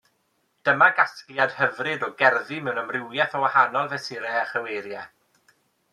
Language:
Welsh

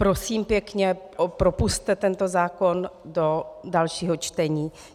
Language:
Czech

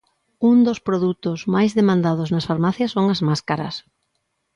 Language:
Galician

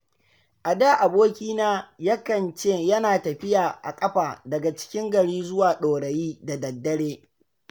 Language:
Hausa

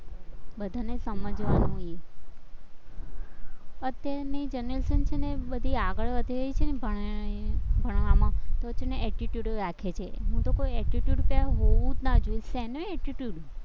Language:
Gujarati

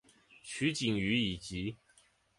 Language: Chinese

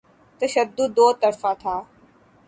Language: Urdu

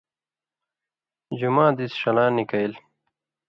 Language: Indus Kohistani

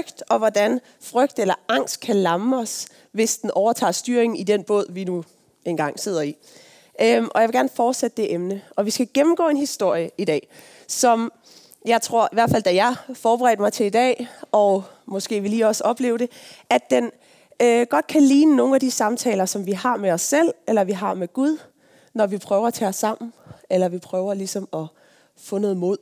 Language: Danish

